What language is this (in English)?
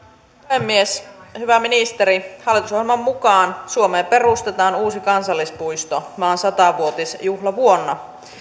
Finnish